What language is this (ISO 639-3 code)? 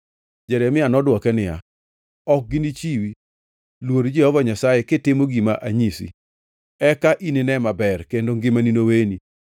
luo